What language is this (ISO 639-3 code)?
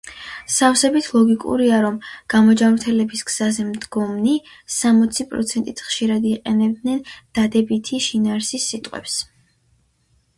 kat